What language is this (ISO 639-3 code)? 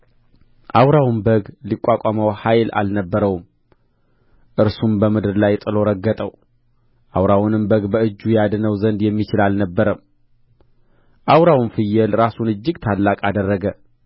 amh